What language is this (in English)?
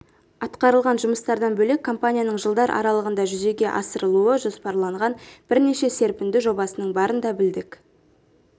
Kazakh